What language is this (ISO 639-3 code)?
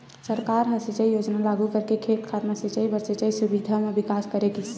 hne